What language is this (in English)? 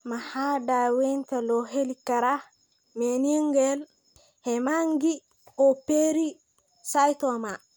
Somali